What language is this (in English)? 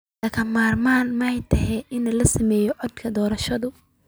Somali